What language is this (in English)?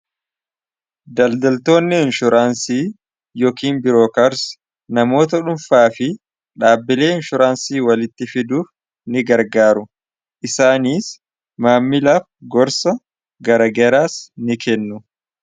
Oromo